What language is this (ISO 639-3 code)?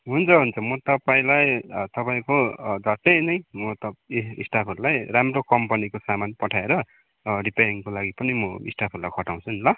nep